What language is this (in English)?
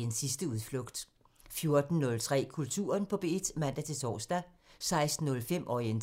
Danish